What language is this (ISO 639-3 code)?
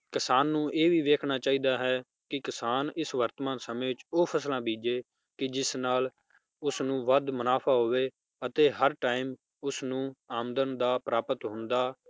pan